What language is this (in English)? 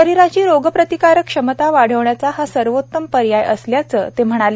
Marathi